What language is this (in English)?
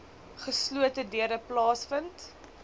Afrikaans